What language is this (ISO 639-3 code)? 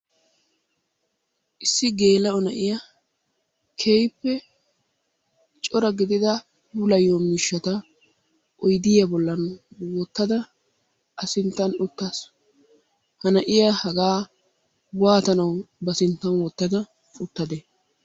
wal